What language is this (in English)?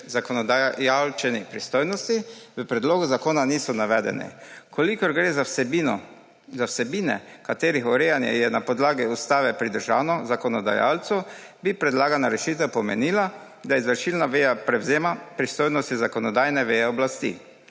Slovenian